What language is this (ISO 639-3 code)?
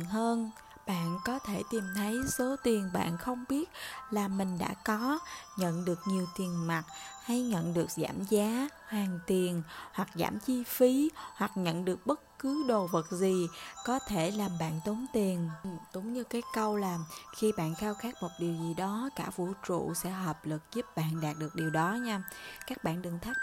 vie